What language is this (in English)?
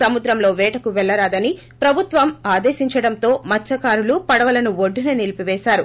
Telugu